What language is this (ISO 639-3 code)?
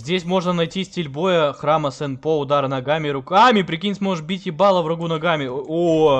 rus